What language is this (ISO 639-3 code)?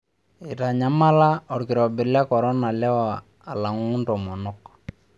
mas